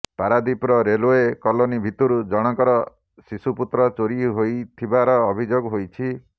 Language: Odia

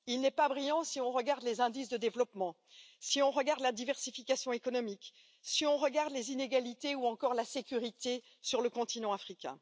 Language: French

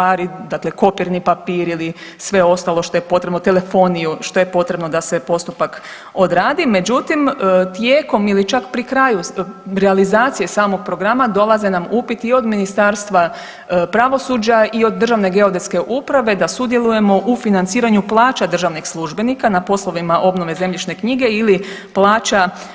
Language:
Croatian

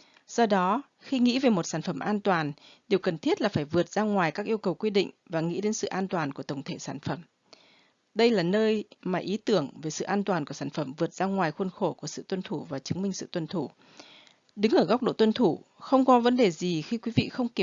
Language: Vietnamese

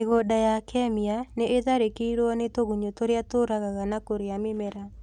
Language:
Kikuyu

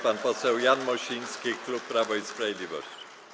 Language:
Polish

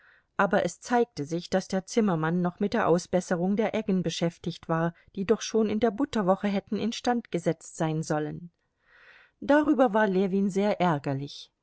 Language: German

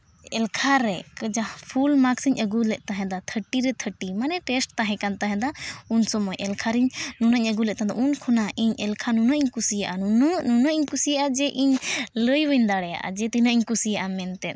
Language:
Santali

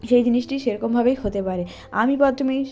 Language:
Bangla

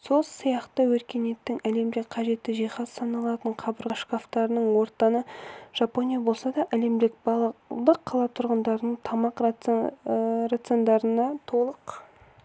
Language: Kazakh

